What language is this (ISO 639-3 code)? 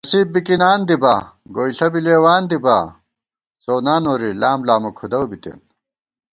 gwt